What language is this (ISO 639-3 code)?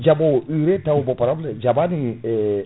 ful